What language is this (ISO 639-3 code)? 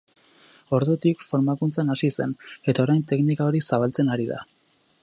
eus